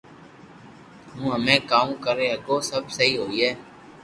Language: Loarki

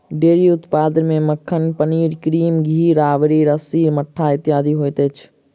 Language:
Maithili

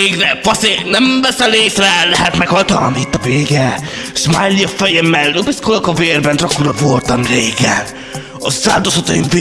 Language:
Hungarian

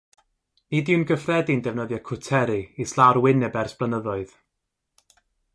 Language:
Welsh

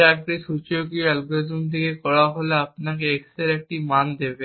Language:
Bangla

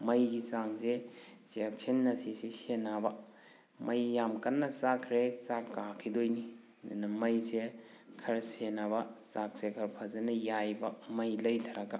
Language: Manipuri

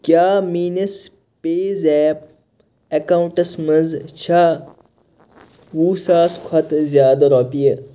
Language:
Kashmiri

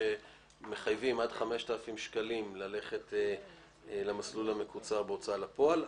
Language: Hebrew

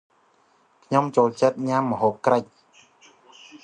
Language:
Khmer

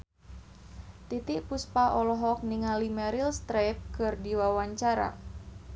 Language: Sundanese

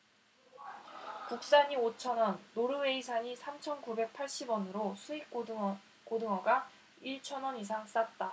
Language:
Korean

